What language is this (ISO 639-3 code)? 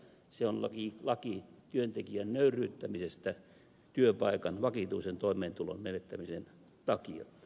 fin